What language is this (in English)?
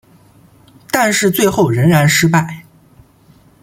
Chinese